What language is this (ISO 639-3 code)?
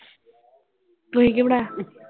pan